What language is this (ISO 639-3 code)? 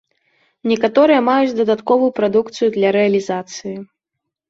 bel